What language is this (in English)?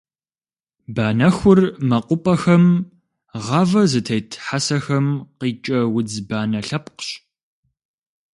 Kabardian